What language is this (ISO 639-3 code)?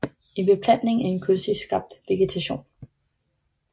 dan